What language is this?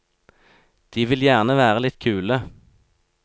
Norwegian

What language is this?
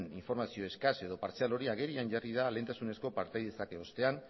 Basque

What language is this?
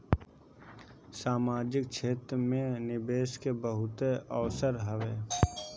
Bhojpuri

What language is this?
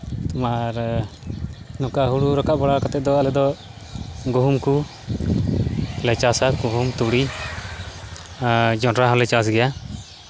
Santali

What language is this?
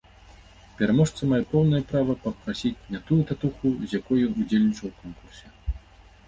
Belarusian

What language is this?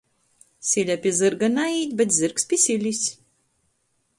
Latgalian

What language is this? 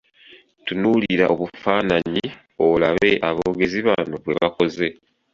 Ganda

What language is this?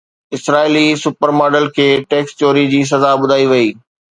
Sindhi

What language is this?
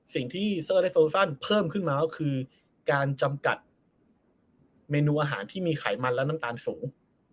Thai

